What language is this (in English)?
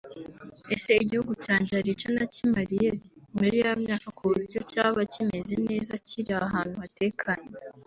Kinyarwanda